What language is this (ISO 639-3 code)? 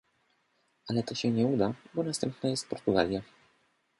pol